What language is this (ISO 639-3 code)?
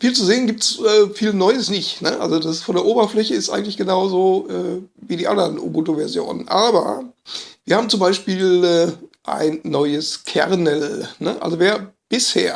deu